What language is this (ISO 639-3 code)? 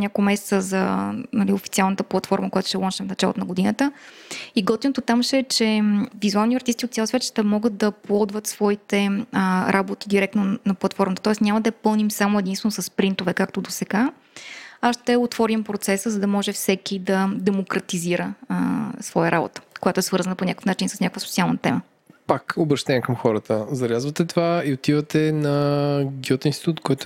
bul